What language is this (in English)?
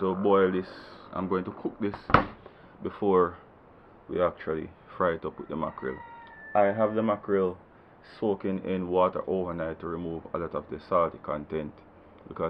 English